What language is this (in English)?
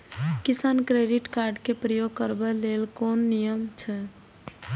Maithili